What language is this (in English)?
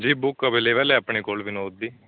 Punjabi